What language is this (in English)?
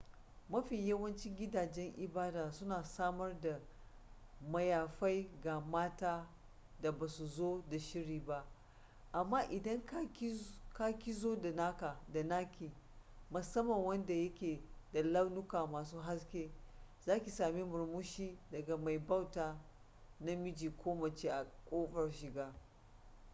Hausa